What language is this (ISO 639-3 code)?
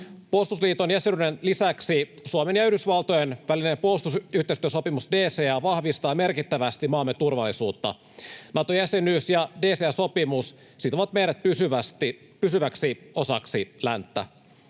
fin